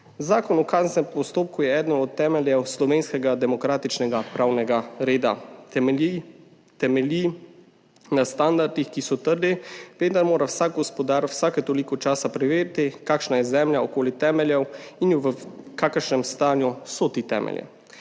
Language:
Slovenian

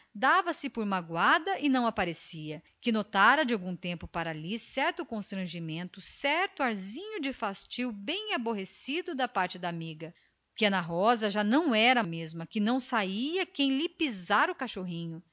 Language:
Portuguese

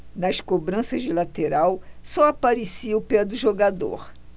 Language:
Portuguese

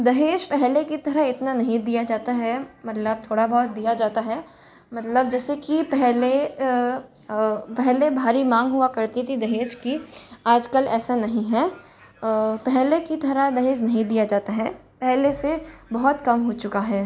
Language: Hindi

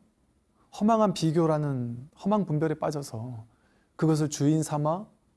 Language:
Korean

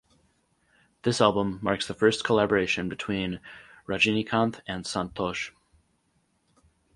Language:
English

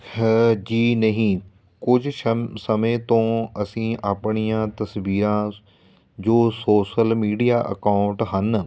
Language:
Punjabi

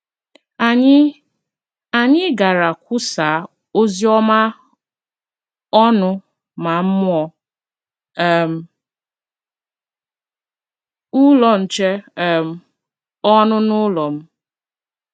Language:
Igbo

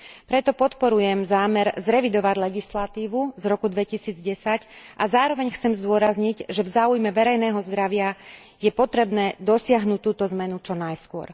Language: Slovak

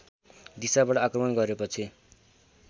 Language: Nepali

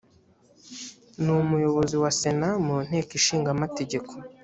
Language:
Kinyarwanda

